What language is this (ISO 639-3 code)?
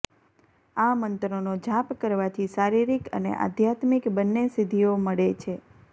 guj